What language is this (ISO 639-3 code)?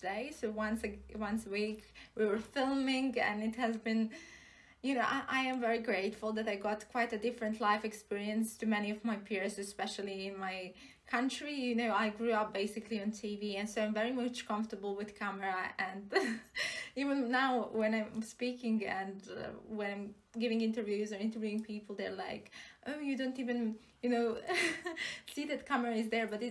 eng